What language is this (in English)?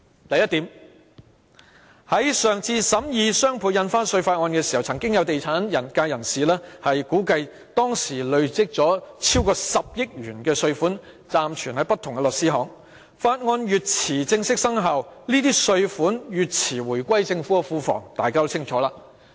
Cantonese